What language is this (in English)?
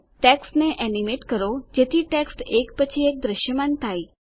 Gujarati